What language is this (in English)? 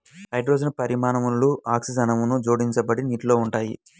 Telugu